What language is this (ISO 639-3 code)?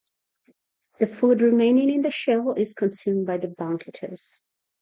eng